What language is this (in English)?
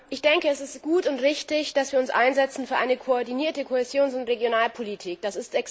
German